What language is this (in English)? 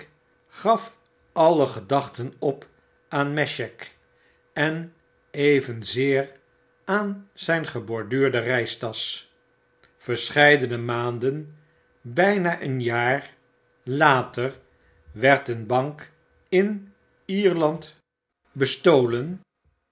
Dutch